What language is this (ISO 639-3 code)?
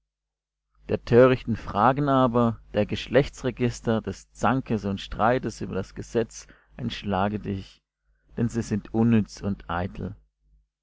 deu